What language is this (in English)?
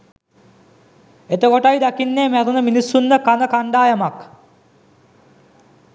Sinhala